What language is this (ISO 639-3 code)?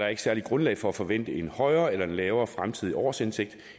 dan